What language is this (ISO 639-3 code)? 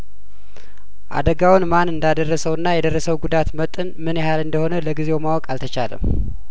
amh